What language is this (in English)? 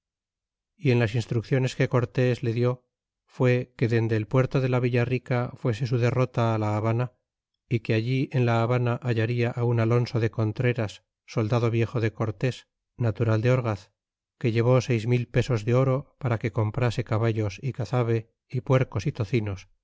Spanish